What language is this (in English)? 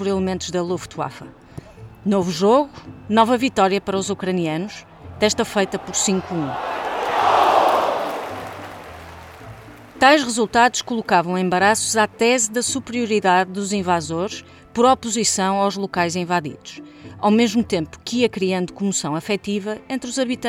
Portuguese